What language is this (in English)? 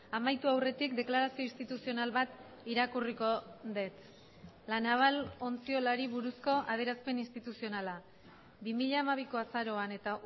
Basque